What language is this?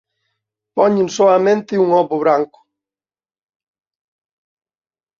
Galician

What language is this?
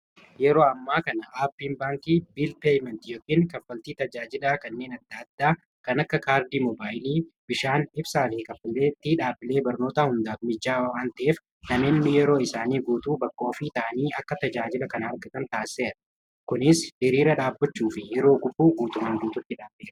Oromo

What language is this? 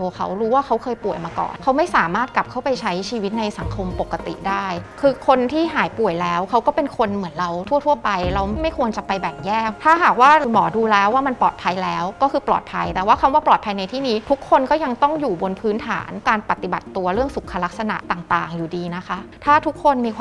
Thai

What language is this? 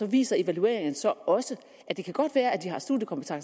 Danish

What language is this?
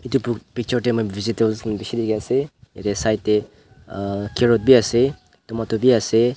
Naga Pidgin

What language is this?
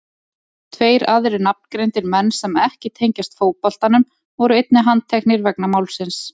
Icelandic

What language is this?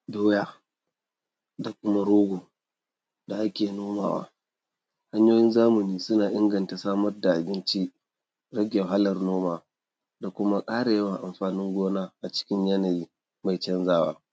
Hausa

